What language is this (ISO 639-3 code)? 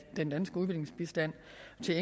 dan